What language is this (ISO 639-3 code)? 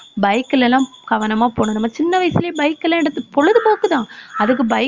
tam